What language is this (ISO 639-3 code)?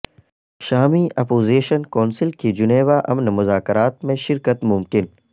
urd